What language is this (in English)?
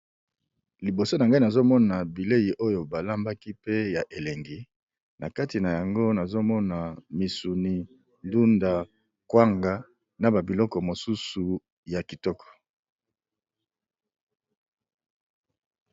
Lingala